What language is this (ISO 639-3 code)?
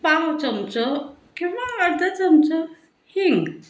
kok